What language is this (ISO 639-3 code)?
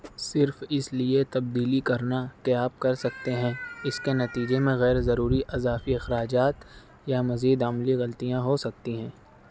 urd